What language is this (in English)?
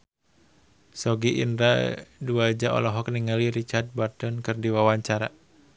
Sundanese